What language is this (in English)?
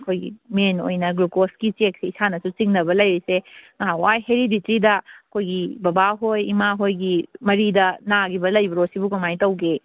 Manipuri